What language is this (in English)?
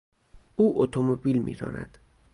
Persian